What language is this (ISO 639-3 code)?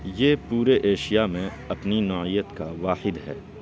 urd